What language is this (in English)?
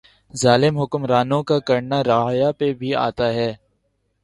Urdu